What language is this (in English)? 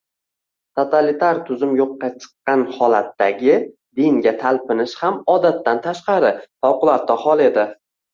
Uzbek